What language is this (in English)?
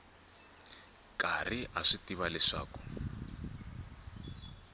Tsonga